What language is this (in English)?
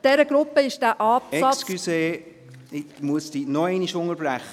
Swiss German